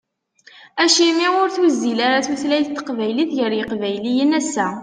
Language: Kabyle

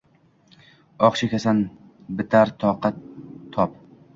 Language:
Uzbek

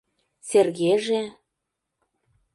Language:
Mari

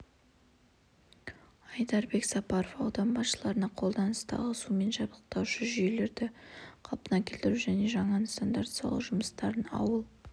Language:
Kazakh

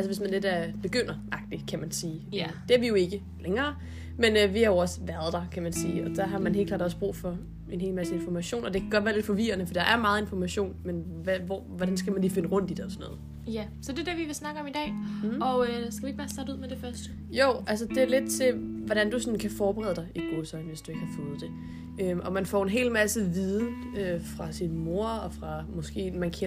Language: Danish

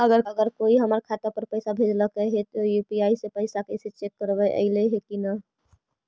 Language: Magahi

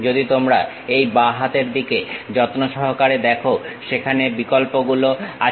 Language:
Bangla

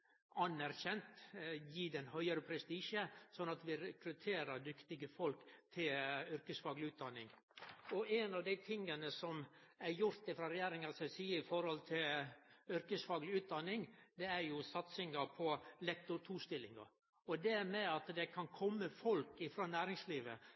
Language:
Norwegian Nynorsk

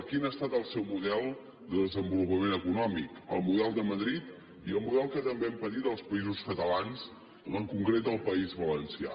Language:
Catalan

